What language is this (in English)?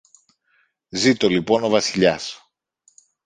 Greek